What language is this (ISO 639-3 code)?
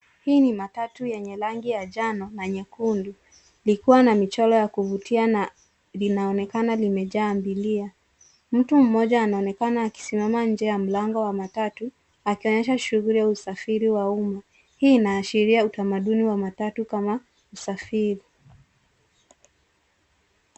swa